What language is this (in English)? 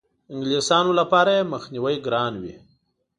Pashto